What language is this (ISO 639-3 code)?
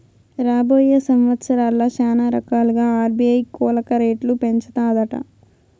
tel